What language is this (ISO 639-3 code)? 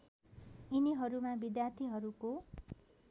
nep